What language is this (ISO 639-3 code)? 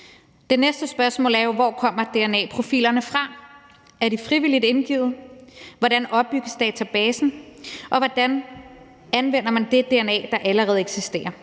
dan